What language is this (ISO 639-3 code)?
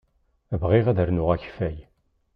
kab